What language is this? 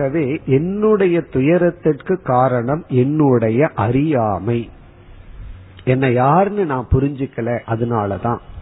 Tamil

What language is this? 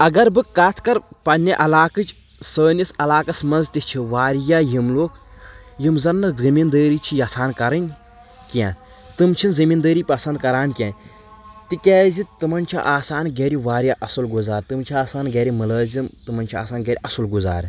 Kashmiri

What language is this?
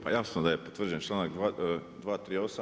Croatian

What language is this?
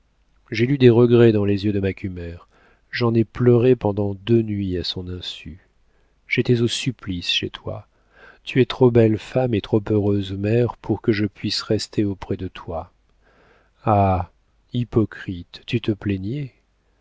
French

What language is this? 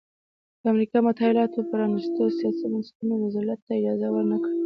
Pashto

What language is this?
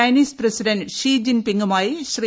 Malayalam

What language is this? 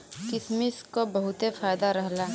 Bhojpuri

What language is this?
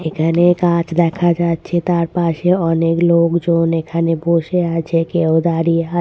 Bangla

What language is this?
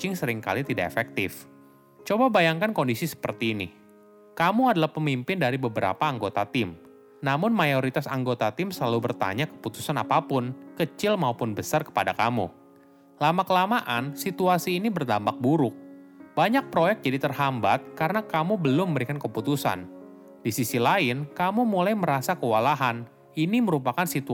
Indonesian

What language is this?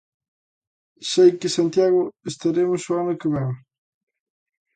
Galician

